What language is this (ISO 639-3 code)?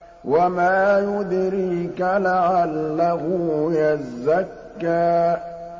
ara